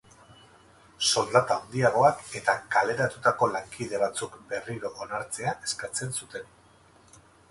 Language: Basque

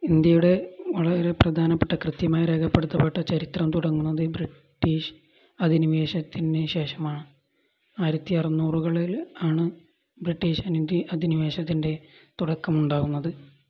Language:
Malayalam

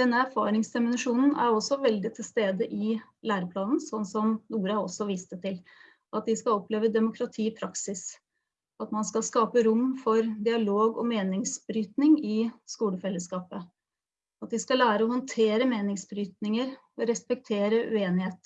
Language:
Norwegian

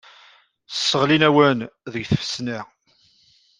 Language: Kabyle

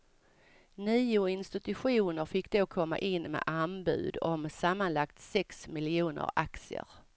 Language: Swedish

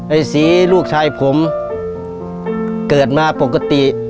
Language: Thai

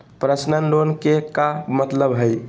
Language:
Magahi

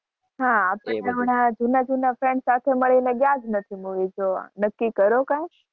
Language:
Gujarati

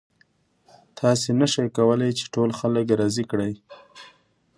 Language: Pashto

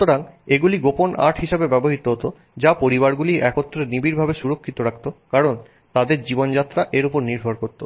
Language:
Bangla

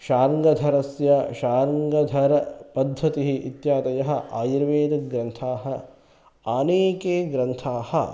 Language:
Sanskrit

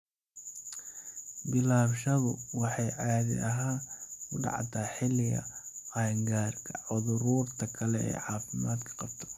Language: Somali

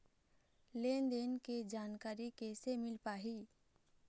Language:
Chhattisgarhi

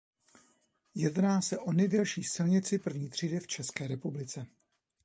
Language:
Czech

